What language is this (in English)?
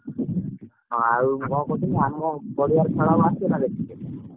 Odia